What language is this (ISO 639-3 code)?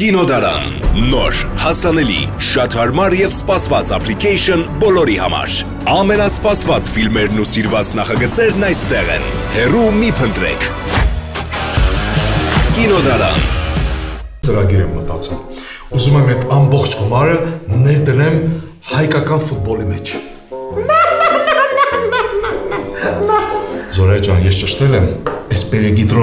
ron